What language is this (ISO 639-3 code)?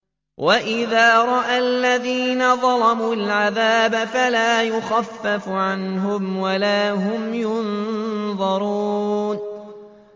ara